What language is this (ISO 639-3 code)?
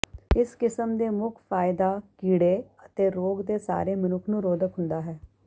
pan